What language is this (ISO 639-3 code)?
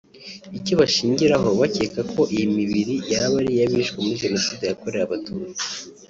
kin